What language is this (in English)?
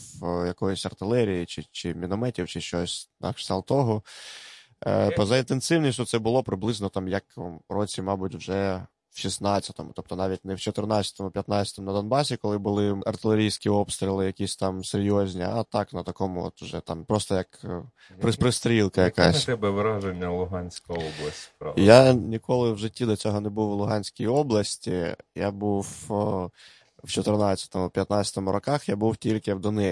Ukrainian